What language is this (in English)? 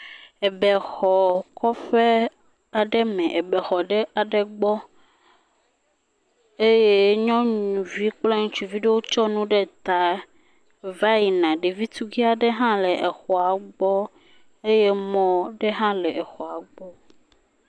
Ewe